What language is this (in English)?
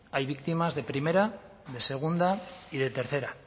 Spanish